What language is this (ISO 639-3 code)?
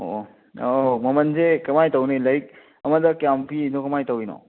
mni